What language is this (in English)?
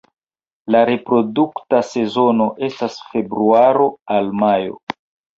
Esperanto